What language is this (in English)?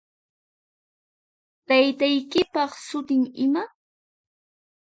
Puno Quechua